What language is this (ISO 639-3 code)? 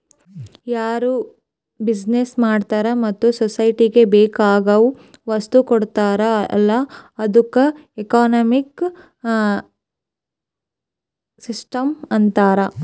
kan